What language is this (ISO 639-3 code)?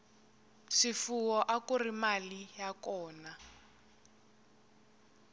tso